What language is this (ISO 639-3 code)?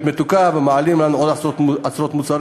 heb